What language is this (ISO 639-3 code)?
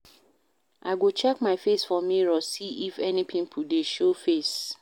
pcm